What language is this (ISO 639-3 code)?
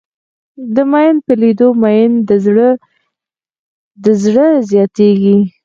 pus